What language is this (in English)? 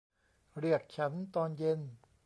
Thai